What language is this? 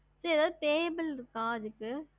Tamil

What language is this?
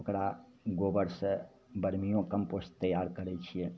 Maithili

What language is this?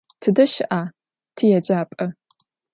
Adyghe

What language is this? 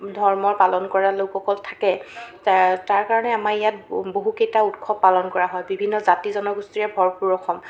Assamese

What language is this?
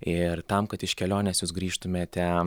Lithuanian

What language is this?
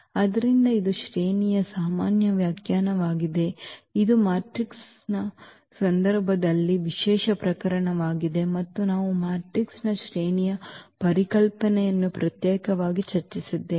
Kannada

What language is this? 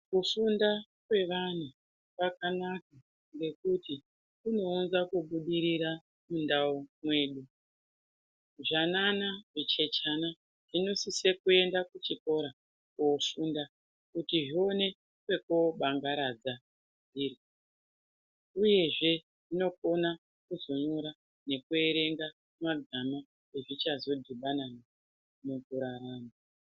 Ndau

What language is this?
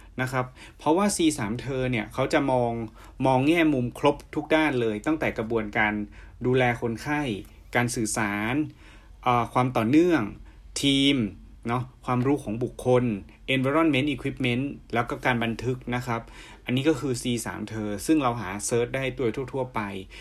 Thai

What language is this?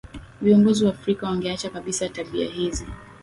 Swahili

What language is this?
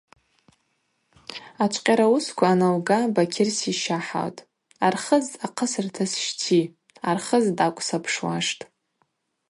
Abaza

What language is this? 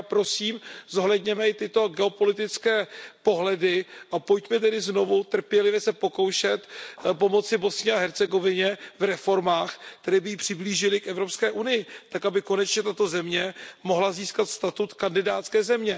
Czech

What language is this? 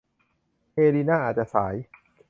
Thai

